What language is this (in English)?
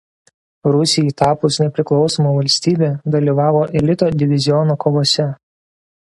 Lithuanian